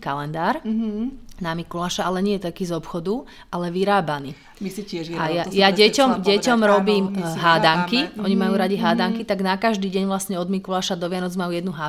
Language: Slovak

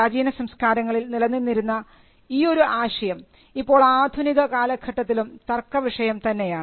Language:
Malayalam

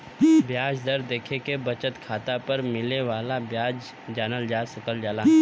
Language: Bhojpuri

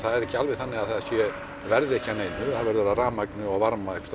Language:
Icelandic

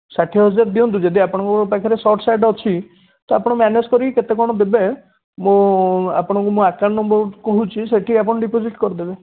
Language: Odia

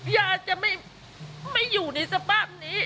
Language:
Thai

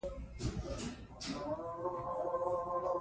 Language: Pashto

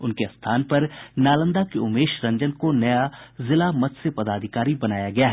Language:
Hindi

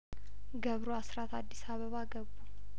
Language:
Amharic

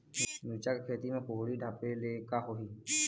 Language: Chhattisgarhi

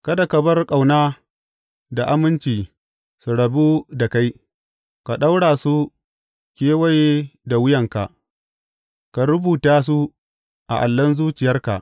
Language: Hausa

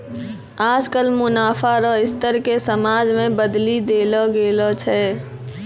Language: Maithili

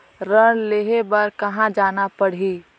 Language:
Chhattisgarhi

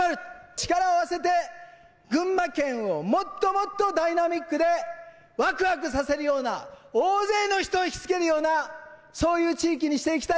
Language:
Japanese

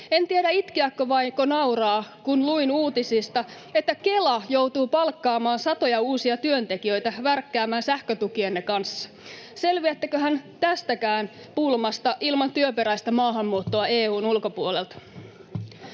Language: Finnish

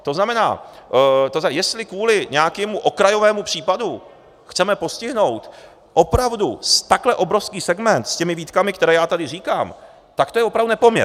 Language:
Czech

